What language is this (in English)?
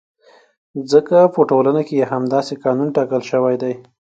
Pashto